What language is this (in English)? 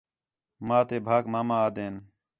Khetrani